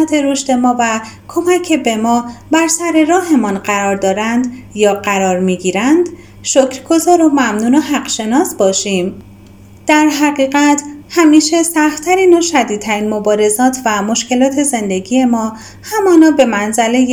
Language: Persian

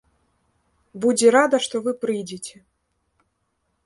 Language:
Belarusian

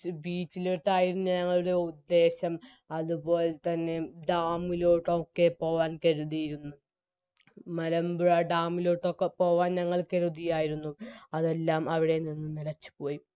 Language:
Malayalam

